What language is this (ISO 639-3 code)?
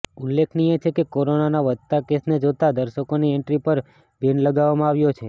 guj